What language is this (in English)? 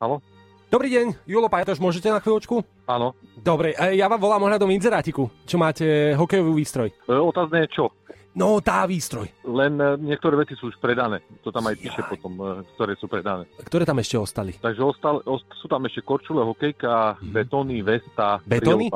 Slovak